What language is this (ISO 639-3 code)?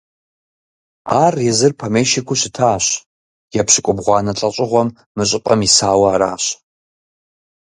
kbd